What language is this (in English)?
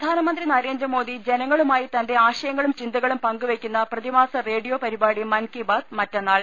Malayalam